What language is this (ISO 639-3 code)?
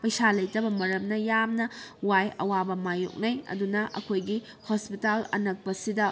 mni